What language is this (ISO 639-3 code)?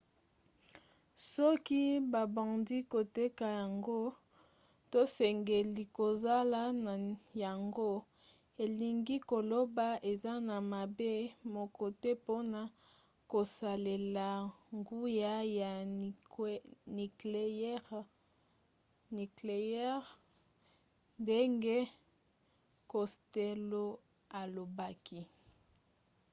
lin